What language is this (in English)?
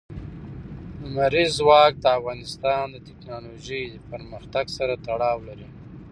Pashto